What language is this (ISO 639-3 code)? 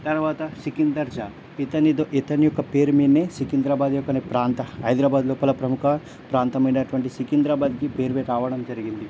tel